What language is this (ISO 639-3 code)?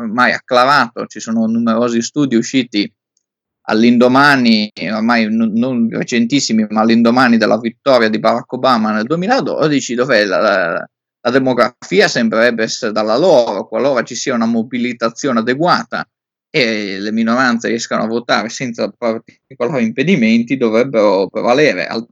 ita